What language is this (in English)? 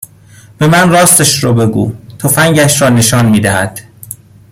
Persian